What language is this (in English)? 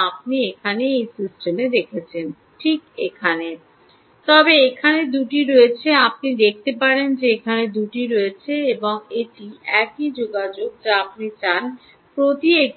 Bangla